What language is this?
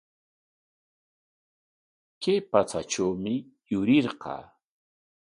Corongo Ancash Quechua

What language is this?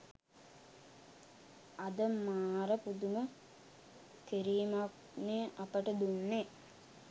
Sinhala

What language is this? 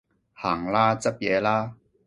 Cantonese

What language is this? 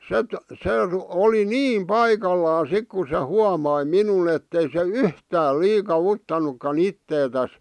Finnish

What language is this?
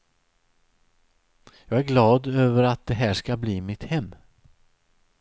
Swedish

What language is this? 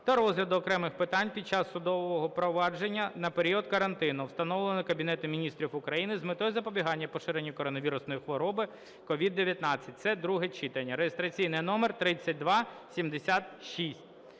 Ukrainian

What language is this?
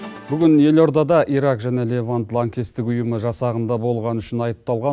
Kazakh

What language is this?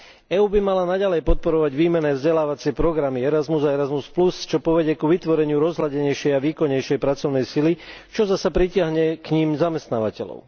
Slovak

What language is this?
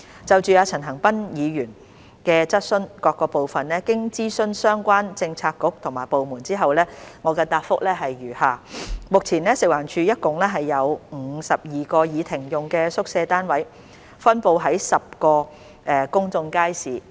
Cantonese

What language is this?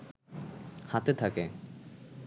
Bangla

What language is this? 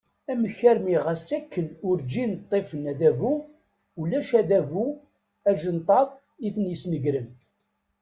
Kabyle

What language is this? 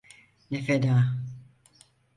Turkish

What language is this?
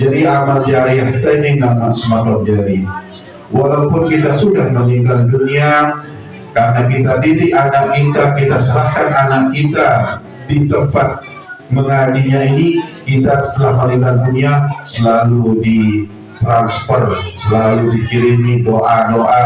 Indonesian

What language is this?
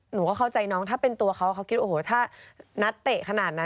Thai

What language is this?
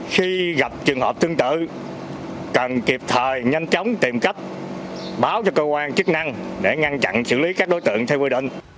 Vietnamese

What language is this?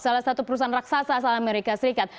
Indonesian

